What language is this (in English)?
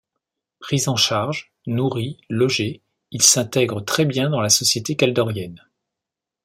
French